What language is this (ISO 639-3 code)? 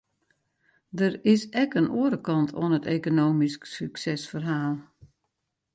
fry